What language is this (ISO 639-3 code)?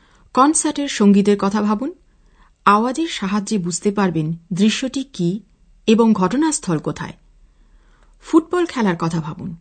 ben